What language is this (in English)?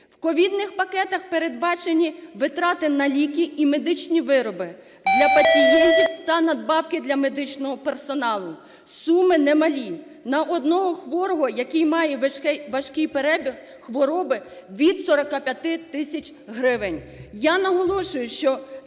Ukrainian